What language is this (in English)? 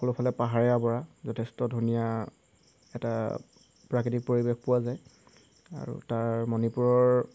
Assamese